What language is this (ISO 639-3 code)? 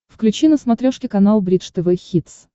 rus